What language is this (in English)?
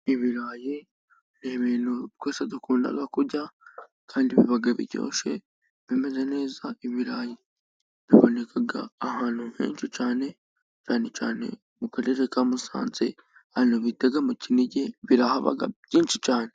Kinyarwanda